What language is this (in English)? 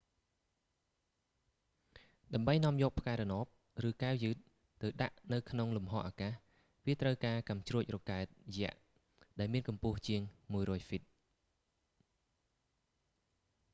Khmer